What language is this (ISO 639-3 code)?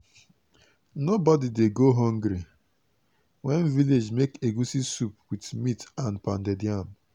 pcm